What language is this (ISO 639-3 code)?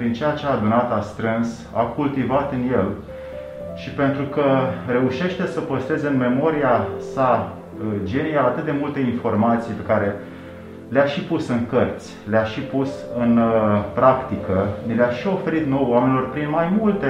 ron